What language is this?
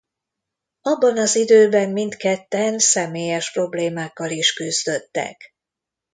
Hungarian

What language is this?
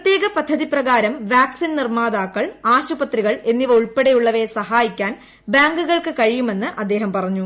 Malayalam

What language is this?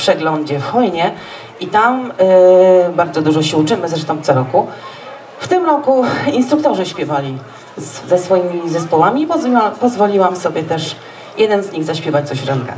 Polish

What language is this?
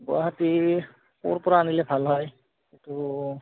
Assamese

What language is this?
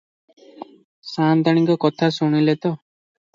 Odia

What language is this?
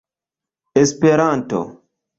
Esperanto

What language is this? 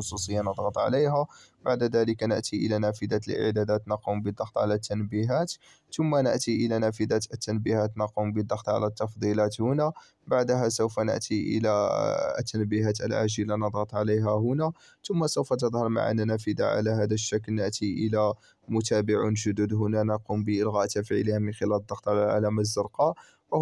Arabic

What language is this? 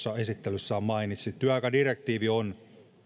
Finnish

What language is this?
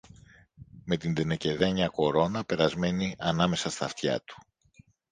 Greek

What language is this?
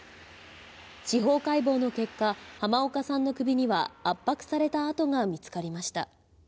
Japanese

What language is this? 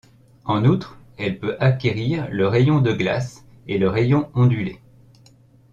French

